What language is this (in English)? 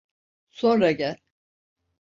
Turkish